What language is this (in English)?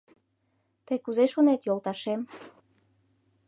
Mari